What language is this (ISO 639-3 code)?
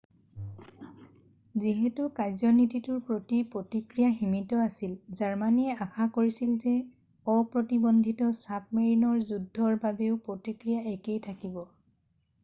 asm